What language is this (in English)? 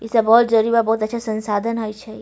Maithili